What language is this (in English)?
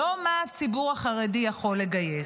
Hebrew